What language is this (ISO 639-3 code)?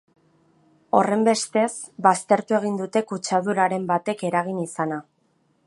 eus